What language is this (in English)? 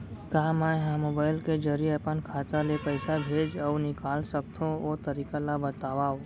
Chhattisgarhi